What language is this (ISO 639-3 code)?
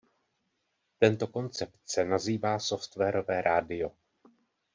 ces